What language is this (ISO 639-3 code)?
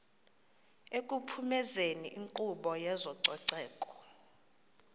xho